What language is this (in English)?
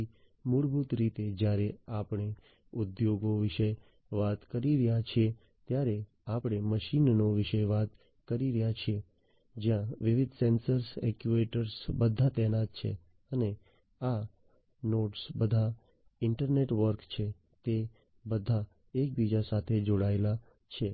Gujarati